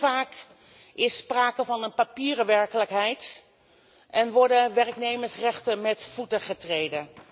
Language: Dutch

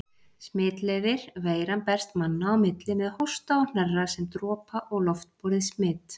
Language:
Icelandic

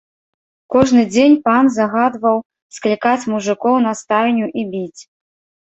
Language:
Belarusian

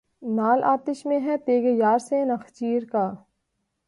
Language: Urdu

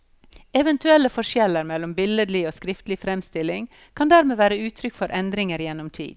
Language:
Norwegian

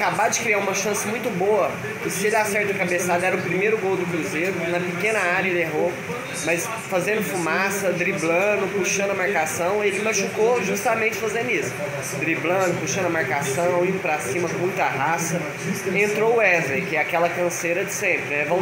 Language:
Portuguese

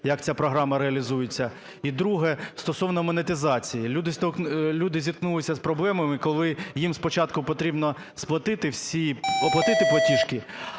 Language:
Ukrainian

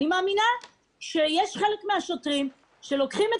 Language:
Hebrew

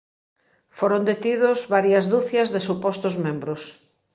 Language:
Galician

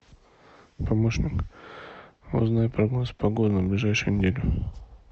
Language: Russian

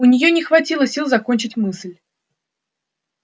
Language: Russian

